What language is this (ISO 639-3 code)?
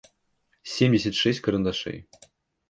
rus